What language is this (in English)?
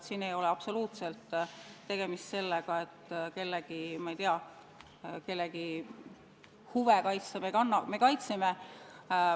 Estonian